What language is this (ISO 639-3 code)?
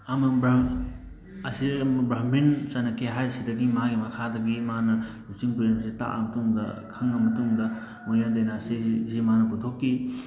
mni